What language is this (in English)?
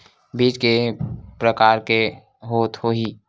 Chhattisgarhi